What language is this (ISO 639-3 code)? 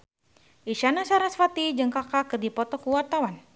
sun